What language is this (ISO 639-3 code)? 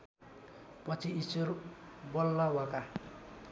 nep